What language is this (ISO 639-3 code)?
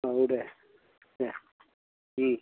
brx